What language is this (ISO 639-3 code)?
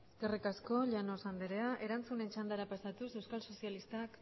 eus